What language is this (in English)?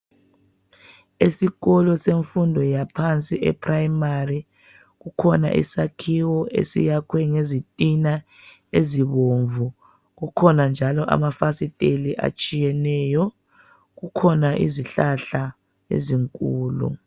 North Ndebele